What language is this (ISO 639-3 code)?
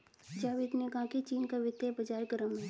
hin